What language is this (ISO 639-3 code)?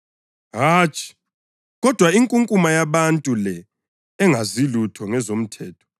nde